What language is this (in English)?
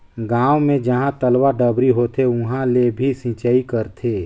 Chhattisgarhi